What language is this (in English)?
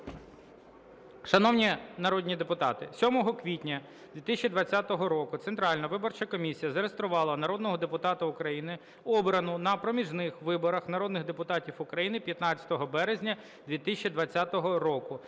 Ukrainian